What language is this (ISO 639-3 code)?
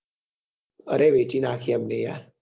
guj